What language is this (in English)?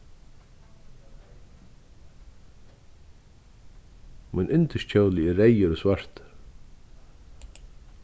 Faroese